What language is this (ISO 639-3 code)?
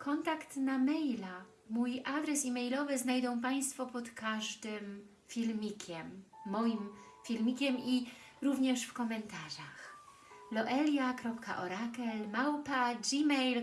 pol